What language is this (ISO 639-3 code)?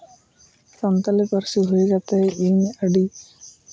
sat